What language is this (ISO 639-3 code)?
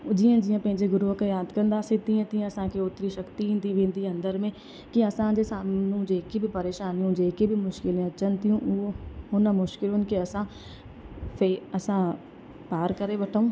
snd